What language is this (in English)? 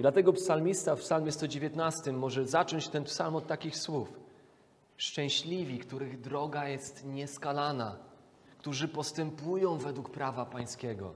Polish